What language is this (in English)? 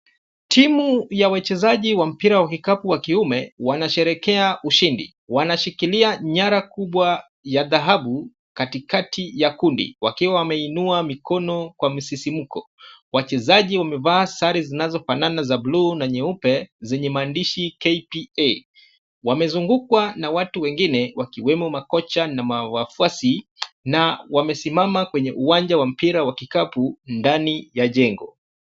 Swahili